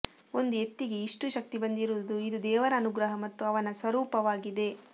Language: Kannada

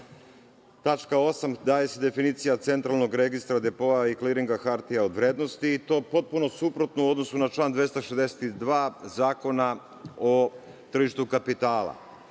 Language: Serbian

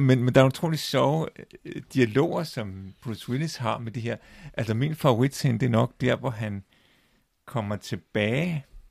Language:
Danish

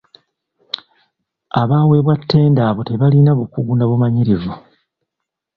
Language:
Ganda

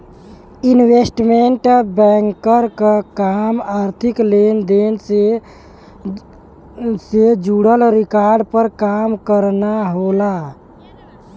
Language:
Bhojpuri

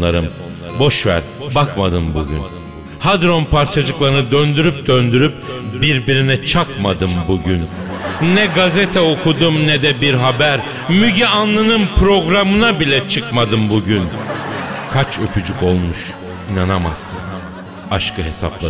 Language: Turkish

